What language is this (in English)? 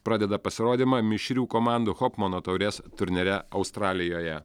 Lithuanian